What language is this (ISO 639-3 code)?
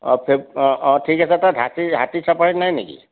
asm